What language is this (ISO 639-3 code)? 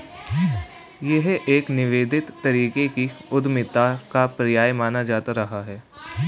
hin